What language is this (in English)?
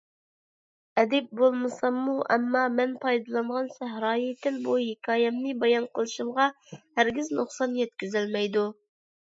Uyghur